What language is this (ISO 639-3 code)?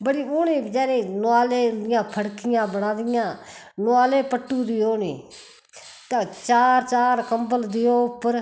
doi